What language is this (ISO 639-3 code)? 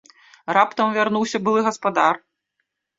bel